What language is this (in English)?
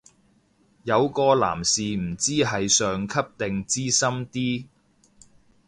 Cantonese